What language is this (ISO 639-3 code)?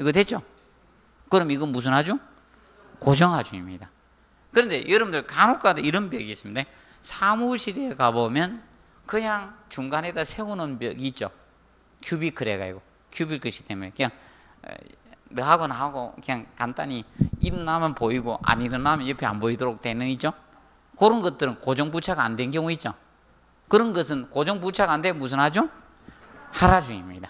kor